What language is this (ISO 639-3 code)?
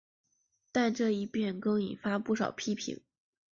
zho